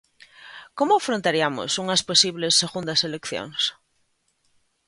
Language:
Galician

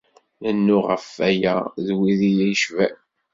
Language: Kabyle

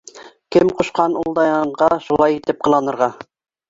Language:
Bashkir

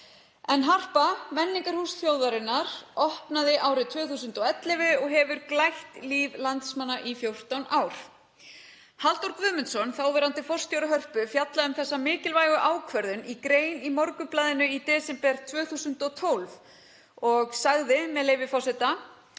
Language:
Icelandic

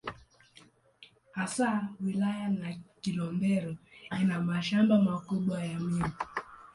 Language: Swahili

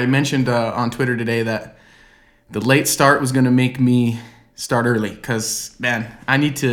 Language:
English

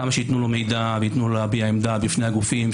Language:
Hebrew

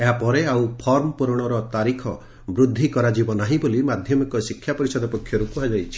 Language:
Odia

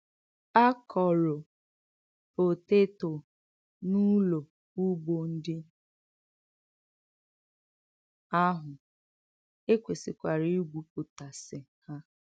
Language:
Igbo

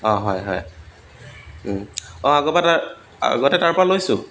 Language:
Assamese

